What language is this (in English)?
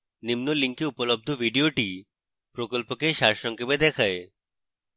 Bangla